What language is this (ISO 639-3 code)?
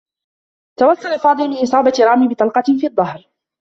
ara